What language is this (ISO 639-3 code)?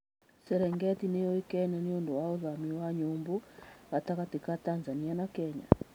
kik